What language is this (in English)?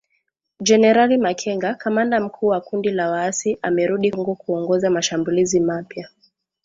Swahili